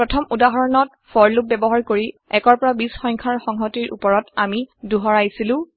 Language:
Assamese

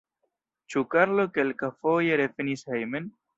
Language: Esperanto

